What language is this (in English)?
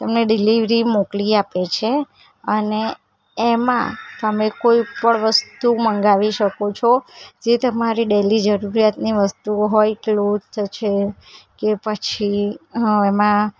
Gujarati